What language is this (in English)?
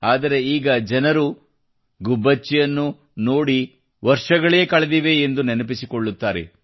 Kannada